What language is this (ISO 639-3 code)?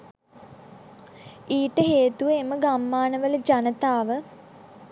sin